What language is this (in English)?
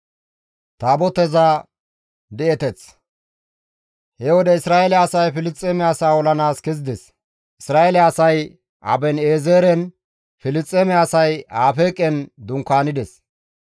Gamo